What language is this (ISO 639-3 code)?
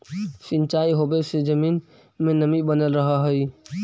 mag